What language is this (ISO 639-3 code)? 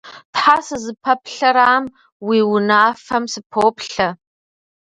kbd